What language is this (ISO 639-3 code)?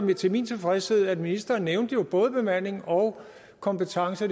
dan